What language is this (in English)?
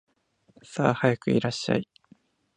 Japanese